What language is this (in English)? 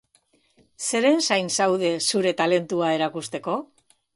Basque